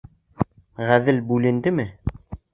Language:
Bashkir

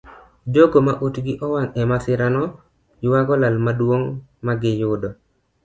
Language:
Luo (Kenya and Tanzania)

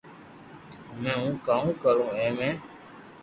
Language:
Loarki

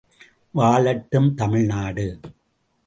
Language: Tamil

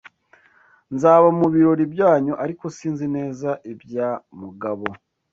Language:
Kinyarwanda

